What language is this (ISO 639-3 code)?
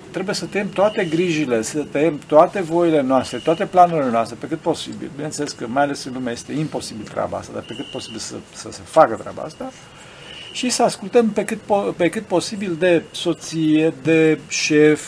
ron